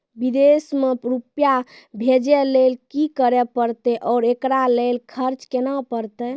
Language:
Maithili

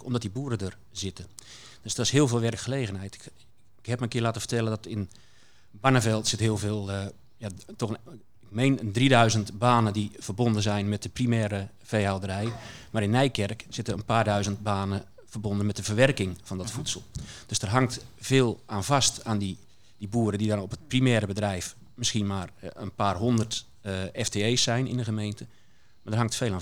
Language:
Dutch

